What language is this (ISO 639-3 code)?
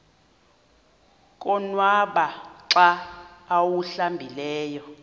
xho